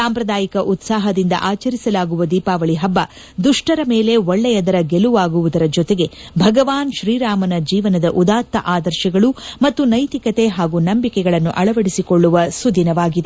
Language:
Kannada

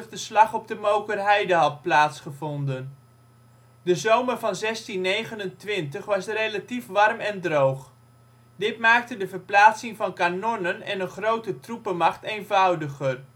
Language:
Dutch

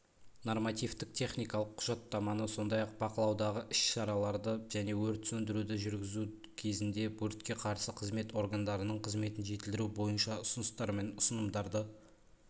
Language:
Kazakh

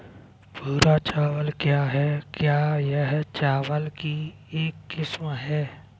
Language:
Hindi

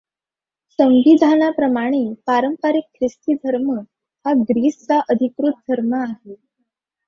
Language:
Marathi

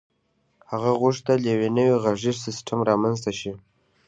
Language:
Pashto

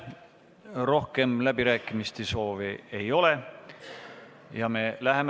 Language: Estonian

